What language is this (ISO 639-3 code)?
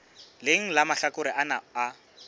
sot